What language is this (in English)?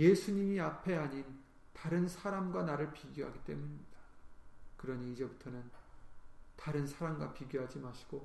Korean